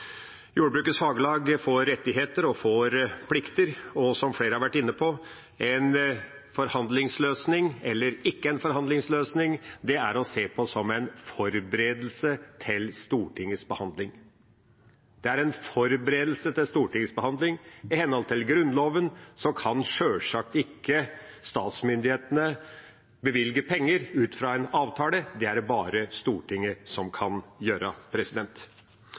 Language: Norwegian Bokmål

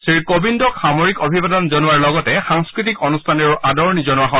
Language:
Assamese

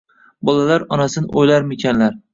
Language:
Uzbek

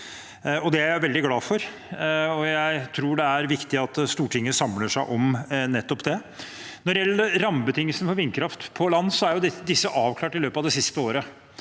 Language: Norwegian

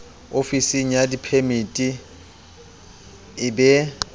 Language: Southern Sotho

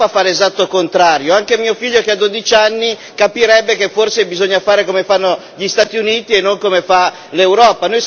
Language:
Italian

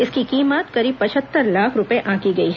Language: Hindi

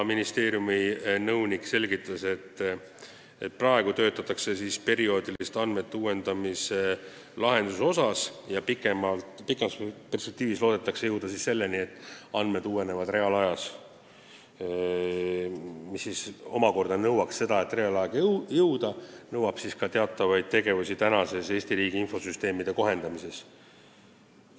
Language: Estonian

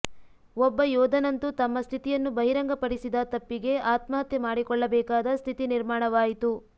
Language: Kannada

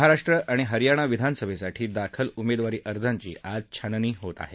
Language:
Marathi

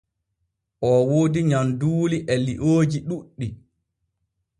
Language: Borgu Fulfulde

